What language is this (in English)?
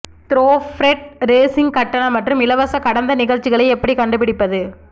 Tamil